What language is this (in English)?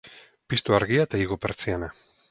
Basque